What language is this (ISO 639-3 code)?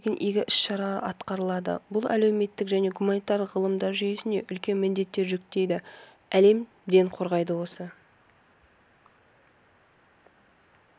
kaz